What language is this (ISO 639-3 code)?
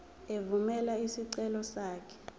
zul